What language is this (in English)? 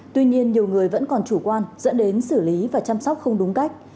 Vietnamese